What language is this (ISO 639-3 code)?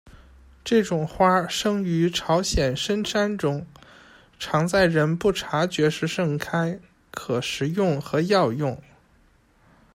zho